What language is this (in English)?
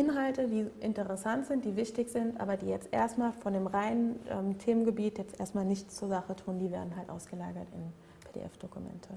German